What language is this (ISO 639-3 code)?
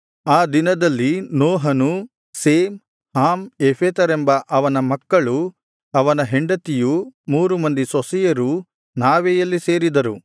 kan